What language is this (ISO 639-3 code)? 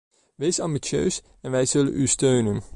nld